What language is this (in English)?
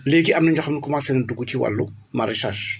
Wolof